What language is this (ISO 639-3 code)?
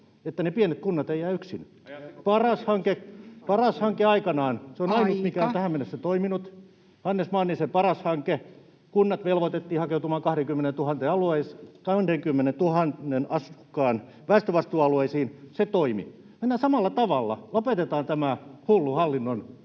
fin